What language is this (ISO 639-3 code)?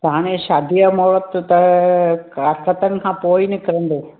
snd